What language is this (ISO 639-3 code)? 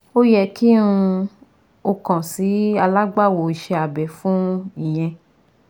yor